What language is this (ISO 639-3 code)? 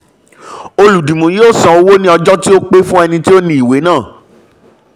yor